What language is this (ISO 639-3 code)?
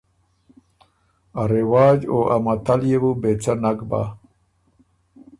oru